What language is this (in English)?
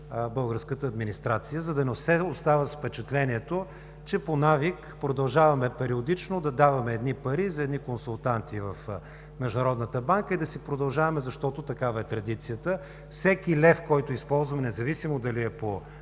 Bulgarian